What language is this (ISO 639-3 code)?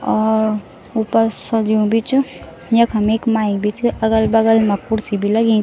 gbm